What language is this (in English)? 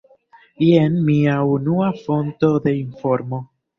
Esperanto